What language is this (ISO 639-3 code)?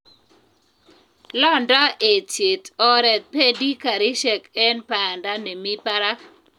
kln